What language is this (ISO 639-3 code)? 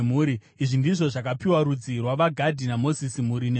sna